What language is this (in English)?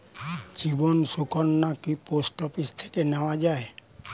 Bangla